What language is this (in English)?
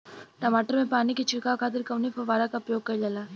Bhojpuri